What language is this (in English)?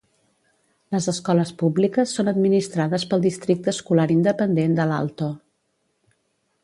Catalan